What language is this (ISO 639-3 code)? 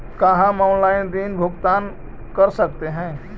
mag